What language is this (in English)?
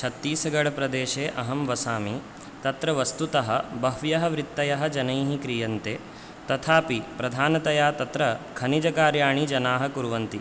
Sanskrit